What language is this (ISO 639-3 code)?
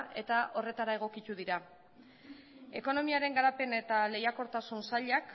eus